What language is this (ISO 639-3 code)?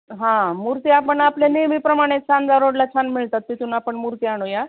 mar